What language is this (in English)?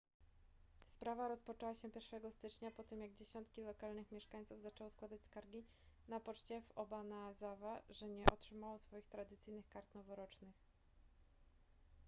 Polish